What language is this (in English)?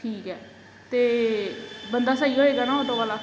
Punjabi